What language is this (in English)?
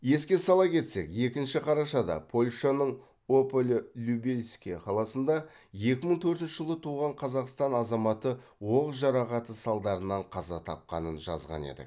Kazakh